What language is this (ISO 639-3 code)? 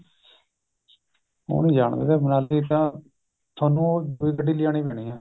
pan